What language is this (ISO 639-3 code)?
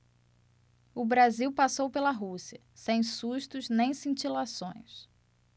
por